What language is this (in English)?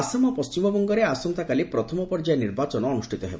Odia